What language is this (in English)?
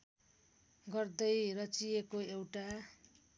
Nepali